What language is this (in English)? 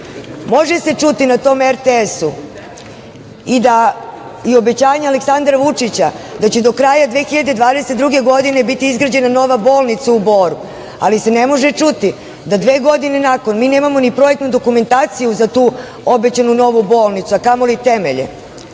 Serbian